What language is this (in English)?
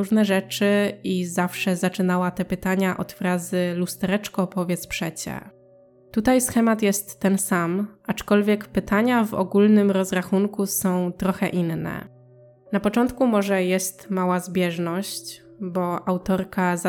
Polish